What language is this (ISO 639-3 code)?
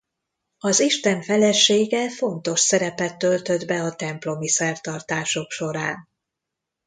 hun